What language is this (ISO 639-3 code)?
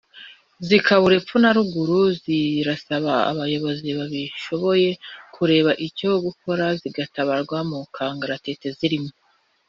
kin